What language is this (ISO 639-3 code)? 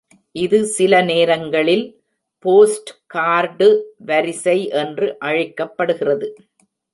tam